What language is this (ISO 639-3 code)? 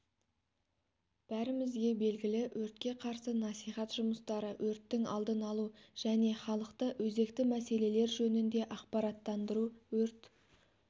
kaz